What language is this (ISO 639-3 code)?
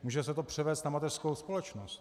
ces